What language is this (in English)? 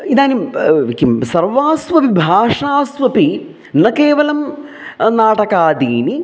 Sanskrit